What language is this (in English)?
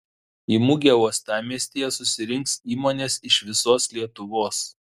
Lithuanian